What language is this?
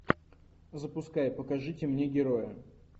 Russian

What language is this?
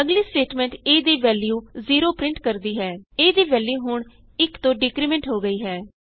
Punjabi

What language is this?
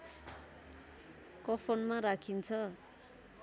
Nepali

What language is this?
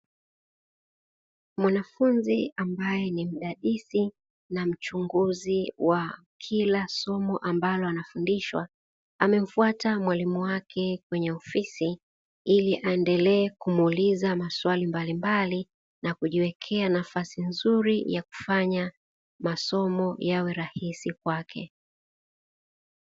Swahili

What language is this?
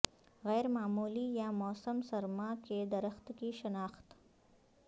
Urdu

